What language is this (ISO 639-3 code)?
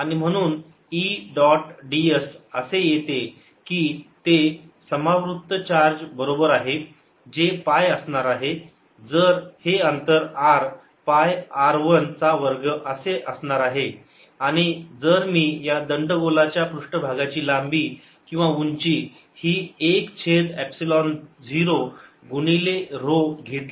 mar